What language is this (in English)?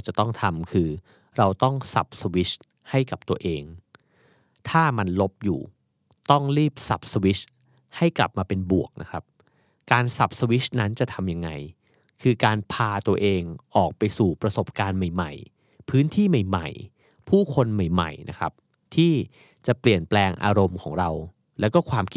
Thai